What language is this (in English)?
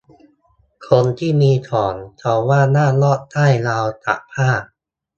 Thai